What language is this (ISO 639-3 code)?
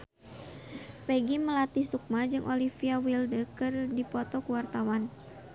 sun